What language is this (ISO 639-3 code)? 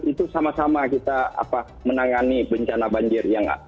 ind